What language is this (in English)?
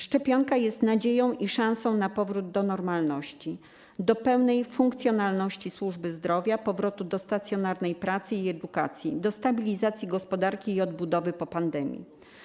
Polish